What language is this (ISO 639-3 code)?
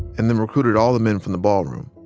eng